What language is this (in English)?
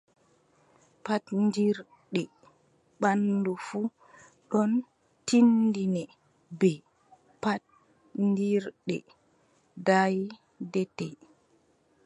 Adamawa Fulfulde